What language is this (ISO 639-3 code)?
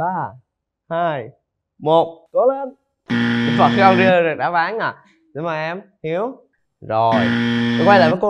vie